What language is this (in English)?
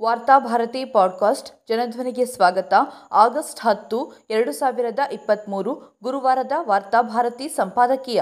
Kannada